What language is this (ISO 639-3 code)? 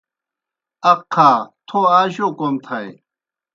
plk